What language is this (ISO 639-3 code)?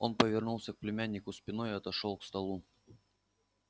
rus